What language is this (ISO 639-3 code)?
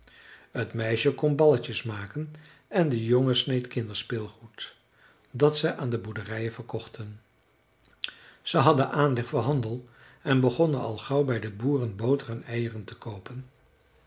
nld